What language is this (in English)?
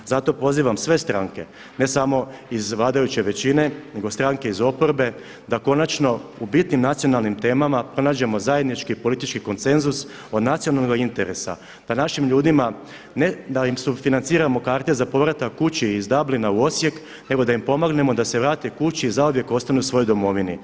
Croatian